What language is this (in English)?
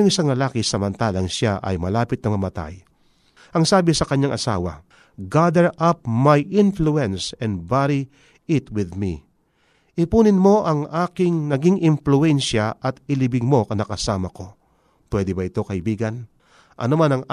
Filipino